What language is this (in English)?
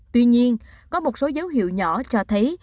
Vietnamese